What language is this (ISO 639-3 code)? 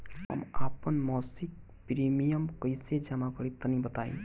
bho